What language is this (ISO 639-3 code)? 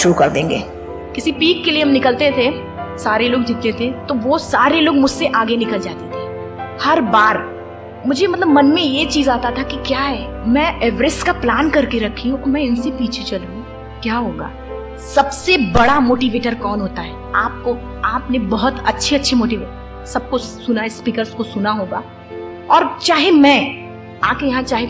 hin